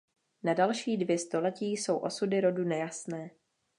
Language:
Czech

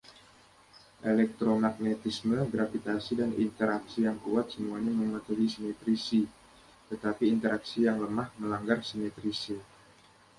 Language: Indonesian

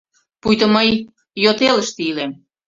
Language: Mari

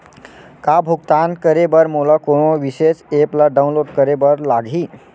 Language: Chhattisgarhi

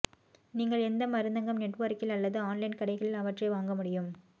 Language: Tamil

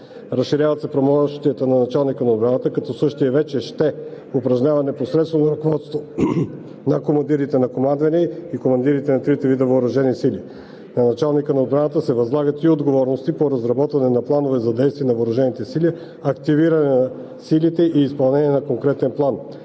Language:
Bulgarian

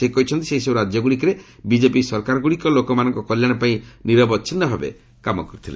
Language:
Odia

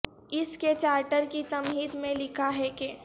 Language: Urdu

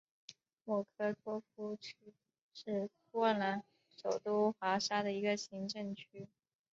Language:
Chinese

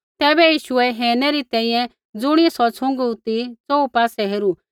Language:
Kullu Pahari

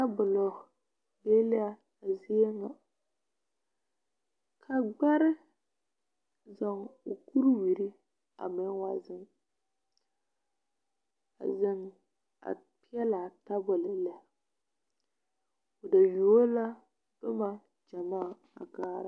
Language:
Southern Dagaare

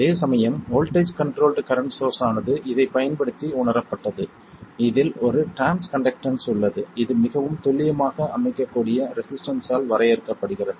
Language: Tamil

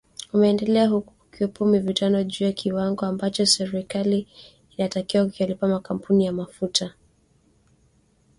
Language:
Swahili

